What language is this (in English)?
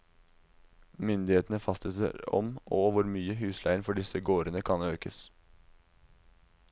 Norwegian